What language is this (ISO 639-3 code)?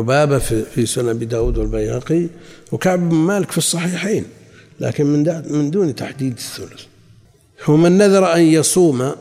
ara